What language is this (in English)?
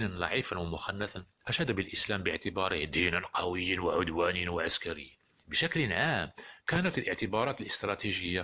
Arabic